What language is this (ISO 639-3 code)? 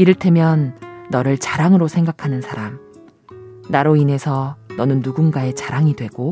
kor